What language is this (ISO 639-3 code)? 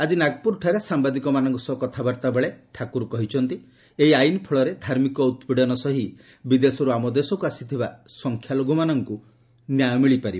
ori